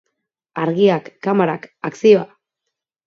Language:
Basque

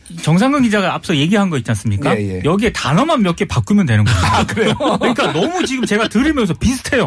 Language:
Korean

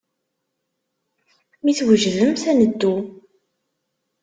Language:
Kabyle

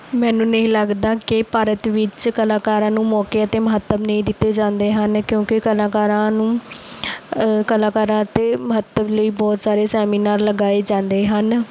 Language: Punjabi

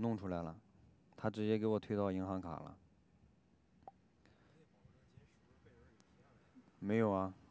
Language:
Chinese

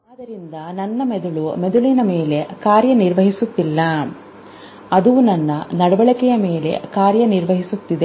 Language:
Kannada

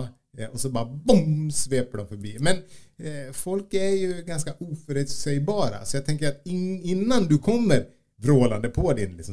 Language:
Swedish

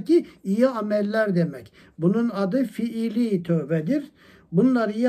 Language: Turkish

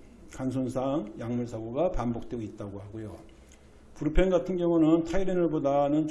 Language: Korean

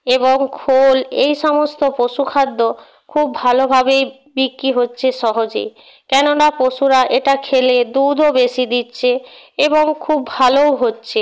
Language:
Bangla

